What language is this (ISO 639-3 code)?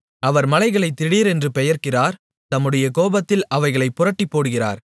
tam